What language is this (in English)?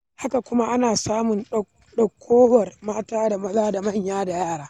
Hausa